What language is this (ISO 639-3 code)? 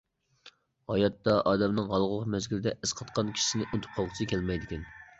uig